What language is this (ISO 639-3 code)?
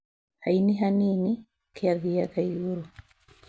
kik